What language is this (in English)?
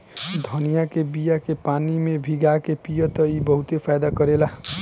Bhojpuri